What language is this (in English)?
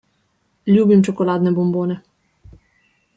Slovenian